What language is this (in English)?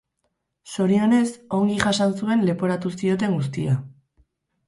Basque